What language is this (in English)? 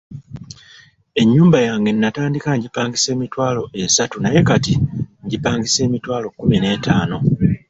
Ganda